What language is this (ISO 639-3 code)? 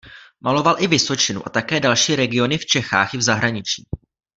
ces